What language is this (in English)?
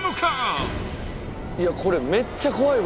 Japanese